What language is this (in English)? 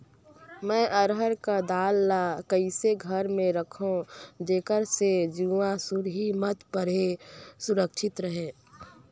Chhattisgarhi